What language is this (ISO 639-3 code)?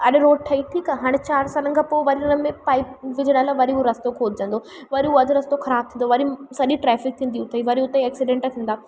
snd